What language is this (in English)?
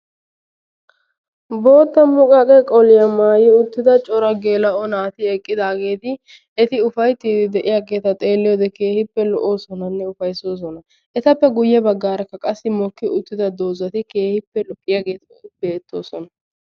Wolaytta